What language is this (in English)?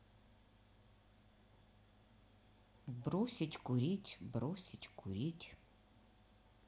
Russian